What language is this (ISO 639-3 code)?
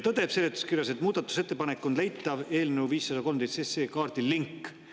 est